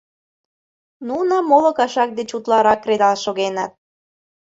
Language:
Mari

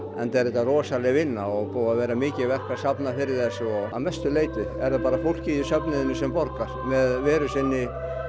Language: Icelandic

